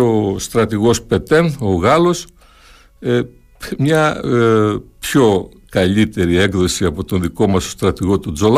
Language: Greek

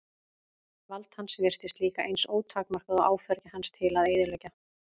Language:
Icelandic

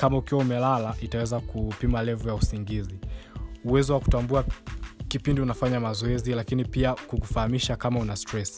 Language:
Swahili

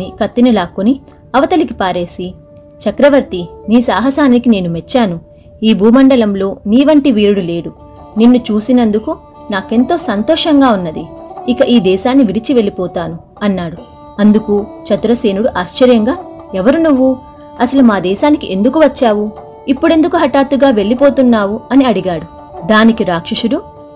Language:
Telugu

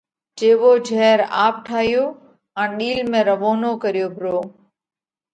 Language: Parkari Koli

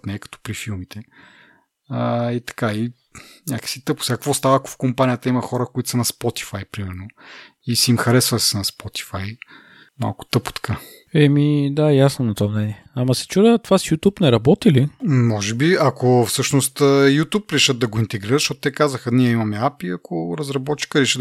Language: Bulgarian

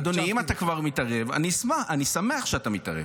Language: Hebrew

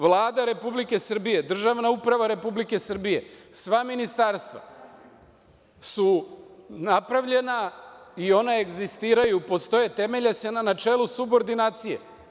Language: Serbian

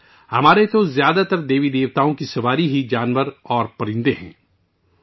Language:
Urdu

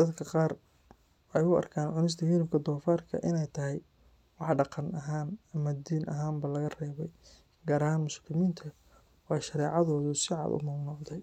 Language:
Somali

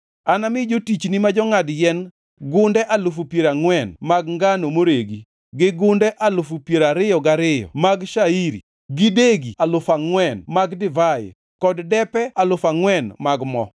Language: Luo (Kenya and Tanzania)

